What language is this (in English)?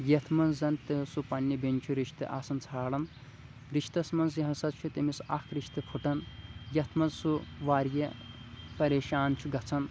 Kashmiri